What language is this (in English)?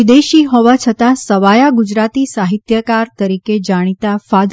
Gujarati